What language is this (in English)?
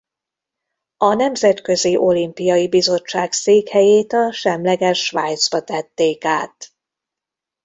Hungarian